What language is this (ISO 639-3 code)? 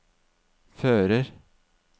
nor